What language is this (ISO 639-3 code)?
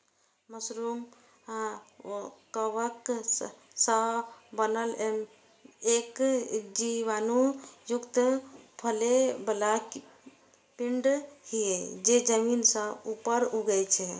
mai